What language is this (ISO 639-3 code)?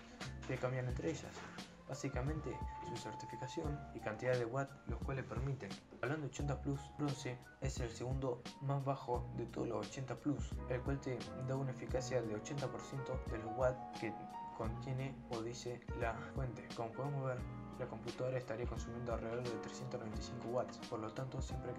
spa